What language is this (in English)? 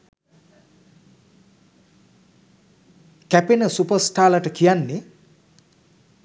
Sinhala